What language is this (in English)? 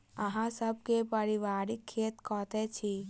Maithili